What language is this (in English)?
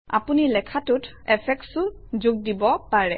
Assamese